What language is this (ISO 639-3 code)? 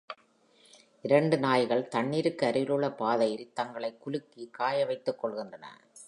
tam